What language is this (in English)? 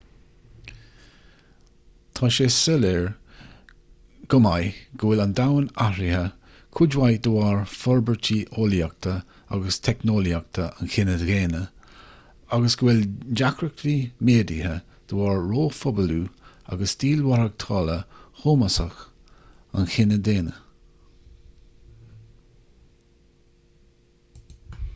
Irish